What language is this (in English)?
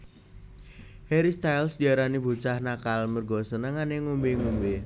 Javanese